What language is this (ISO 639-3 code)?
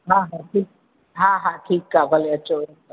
snd